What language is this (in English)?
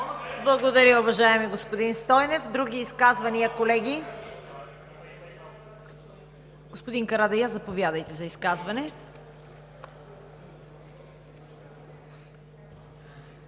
Bulgarian